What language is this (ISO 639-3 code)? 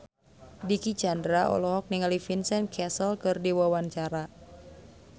sun